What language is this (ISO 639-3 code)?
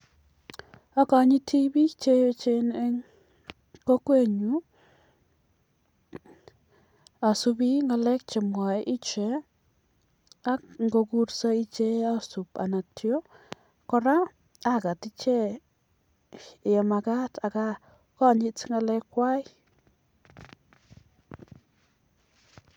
kln